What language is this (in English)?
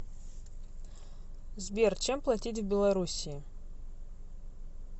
Russian